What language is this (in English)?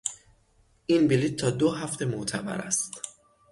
Persian